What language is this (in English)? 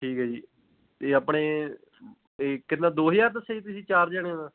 Punjabi